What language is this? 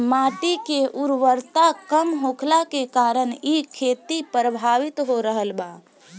Bhojpuri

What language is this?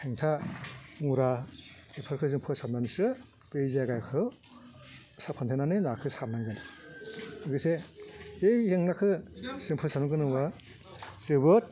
Bodo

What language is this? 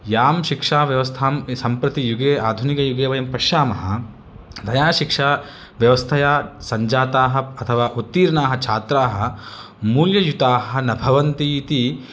Sanskrit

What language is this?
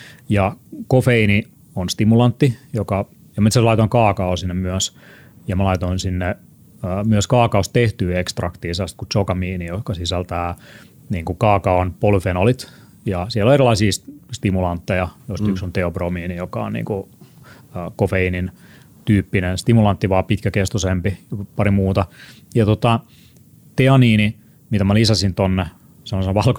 Finnish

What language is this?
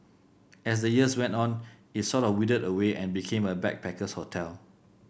English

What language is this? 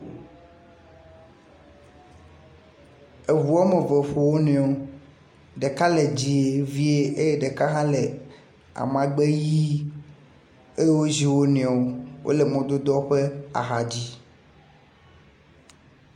Ewe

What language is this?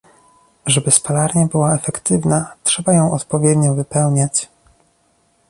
Polish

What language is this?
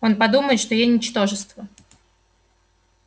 Russian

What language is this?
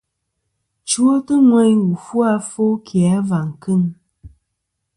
Kom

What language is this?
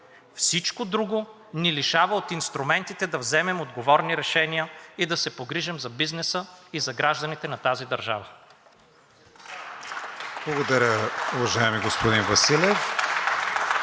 Bulgarian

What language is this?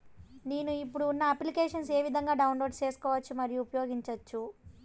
Telugu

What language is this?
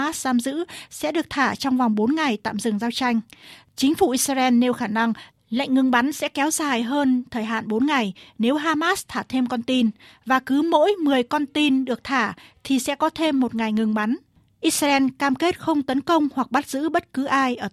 Vietnamese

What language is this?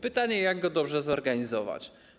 Polish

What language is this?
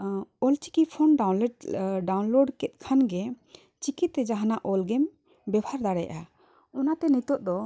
Santali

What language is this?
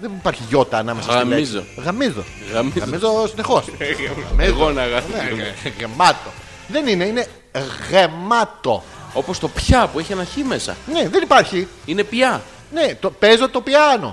Greek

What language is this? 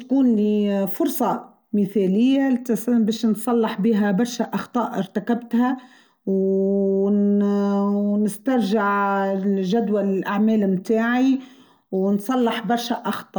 Tunisian Arabic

